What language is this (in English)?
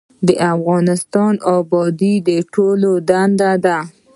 Pashto